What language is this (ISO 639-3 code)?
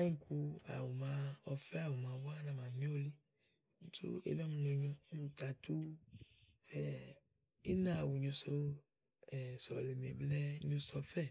ahl